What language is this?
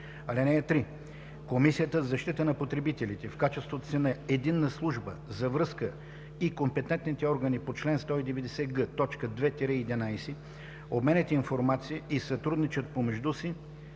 Bulgarian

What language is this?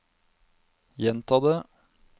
Norwegian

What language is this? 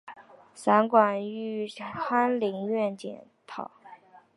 Chinese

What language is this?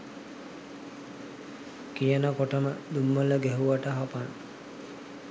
Sinhala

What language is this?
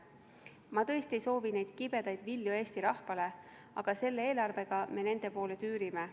Estonian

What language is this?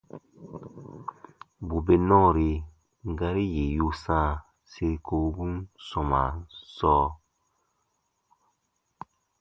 Baatonum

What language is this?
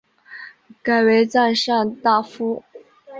Chinese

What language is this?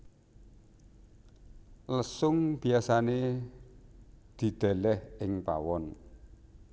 Javanese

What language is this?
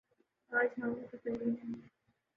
Urdu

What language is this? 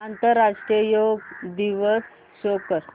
Marathi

